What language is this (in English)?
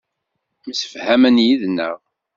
Kabyle